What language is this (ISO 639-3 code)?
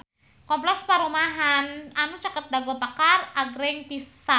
sun